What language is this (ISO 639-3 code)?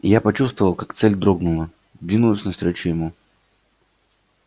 rus